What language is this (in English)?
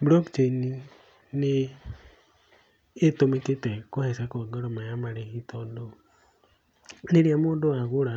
Kikuyu